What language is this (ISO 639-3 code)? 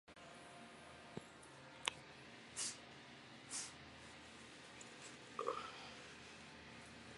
zho